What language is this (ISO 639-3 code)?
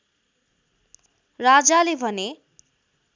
nep